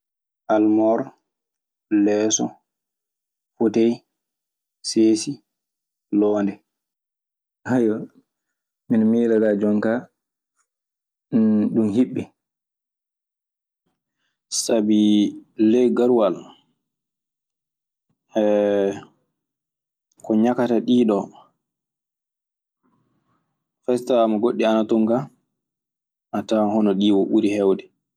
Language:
Maasina Fulfulde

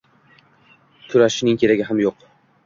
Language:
Uzbek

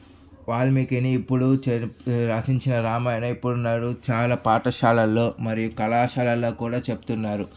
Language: Telugu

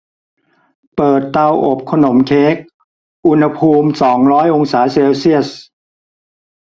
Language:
Thai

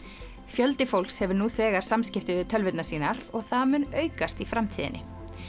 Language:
Icelandic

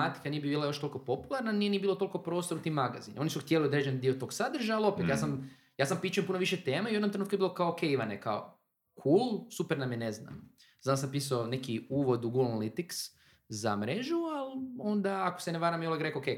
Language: Croatian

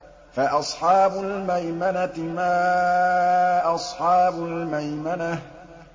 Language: Arabic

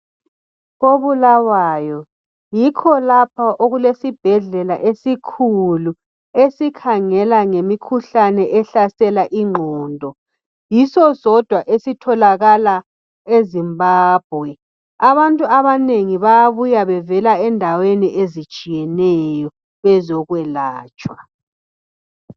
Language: North Ndebele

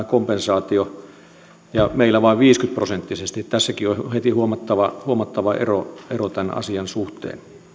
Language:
Finnish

